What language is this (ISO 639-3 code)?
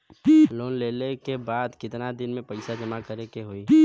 bho